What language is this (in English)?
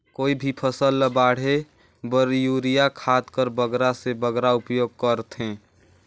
Chhattisgarhi